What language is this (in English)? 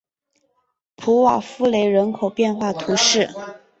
Chinese